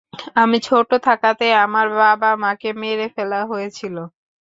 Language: Bangla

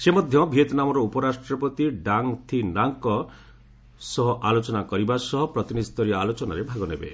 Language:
Odia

